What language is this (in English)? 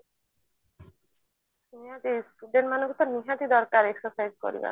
Odia